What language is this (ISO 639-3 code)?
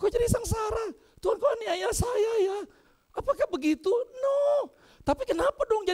ind